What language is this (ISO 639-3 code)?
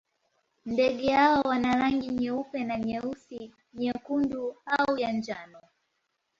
swa